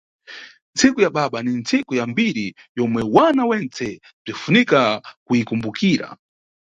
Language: Nyungwe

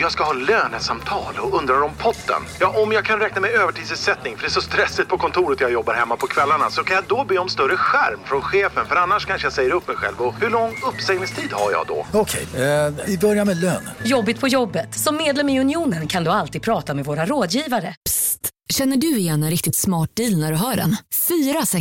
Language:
Swedish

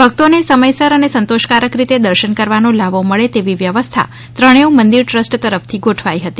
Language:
Gujarati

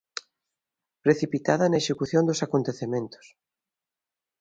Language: Galician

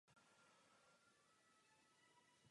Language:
Czech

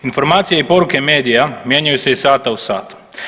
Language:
Croatian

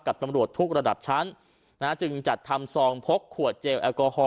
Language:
Thai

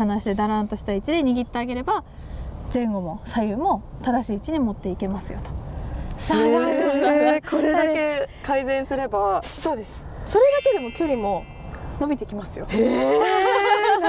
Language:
Japanese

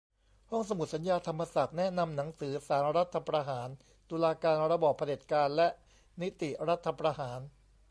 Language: Thai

